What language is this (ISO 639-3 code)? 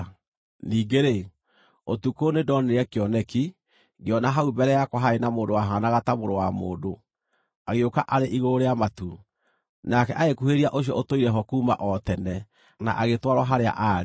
kik